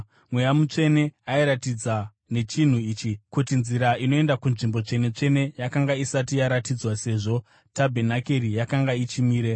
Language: Shona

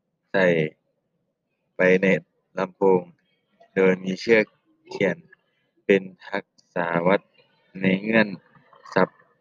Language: Thai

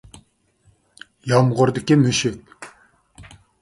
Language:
Uyghur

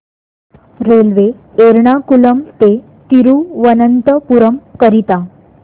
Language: Marathi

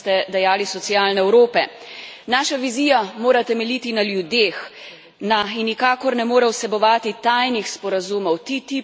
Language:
Slovenian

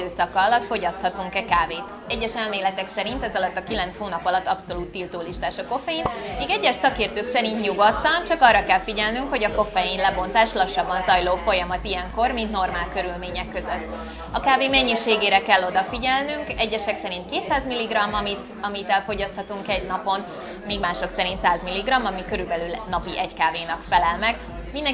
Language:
Hungarian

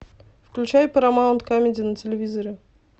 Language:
Russian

